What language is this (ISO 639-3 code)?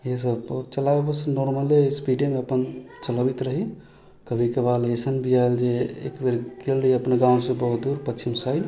mai